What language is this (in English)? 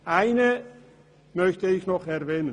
Swiss German